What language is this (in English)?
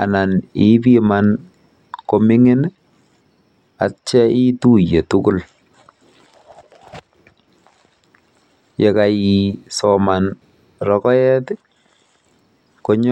Kalenjin